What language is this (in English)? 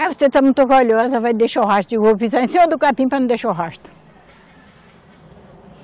Portuguese